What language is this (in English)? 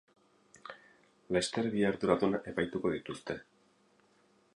Basque